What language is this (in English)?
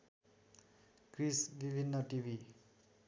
Nepali